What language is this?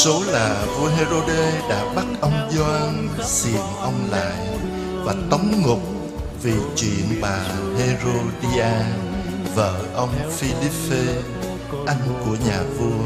Vietnamese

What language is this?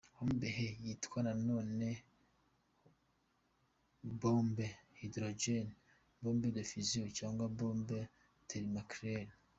Kinyarwanda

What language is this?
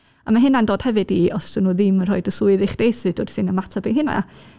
Welsh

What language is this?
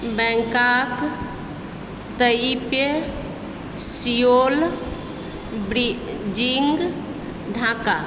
Maithili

